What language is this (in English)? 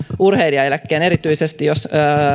Finnish